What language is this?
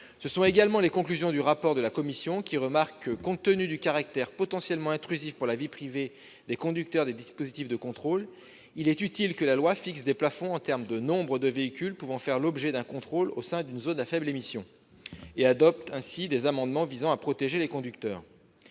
French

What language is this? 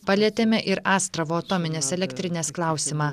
Lithuanian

